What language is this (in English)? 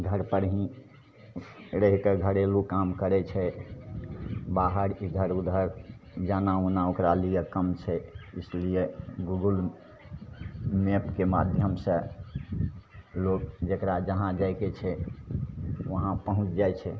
Maithili